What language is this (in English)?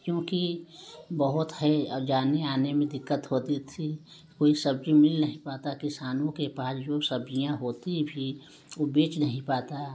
Hindi